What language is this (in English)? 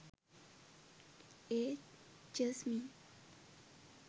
Sinhala